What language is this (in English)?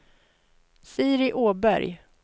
Swedish